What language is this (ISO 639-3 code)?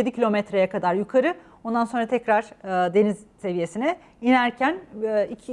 tur